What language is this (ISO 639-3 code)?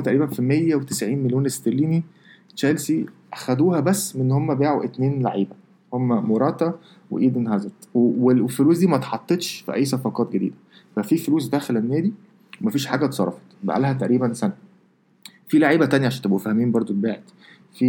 ara